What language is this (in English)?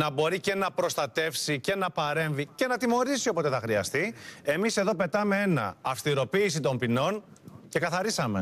Greek